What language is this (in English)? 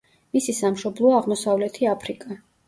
Georgian